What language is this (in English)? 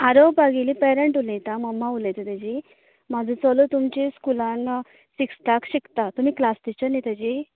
Konkani